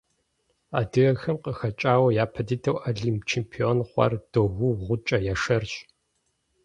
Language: Kabardian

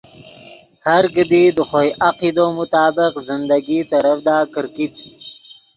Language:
Yidgha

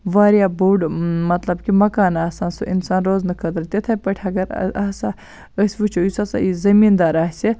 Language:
Kashmiri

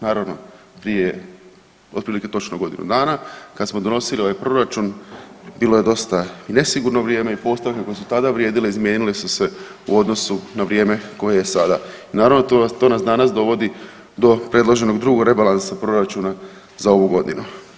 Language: Croatian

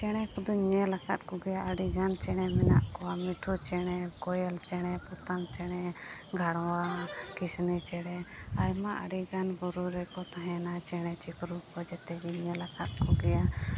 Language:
Santali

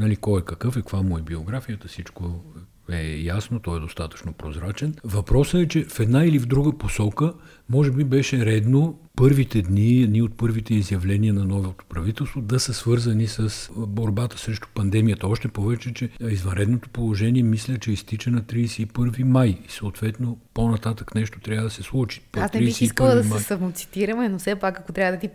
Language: Bulgarian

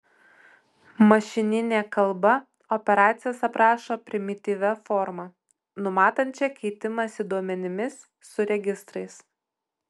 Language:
Lithuanian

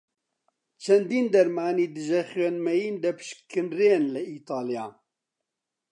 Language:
Central Kurdish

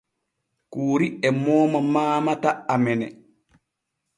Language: Borgu Fulfulde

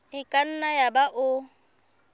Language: Southern Sotho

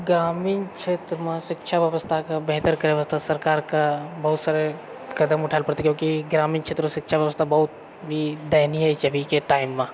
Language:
Maithili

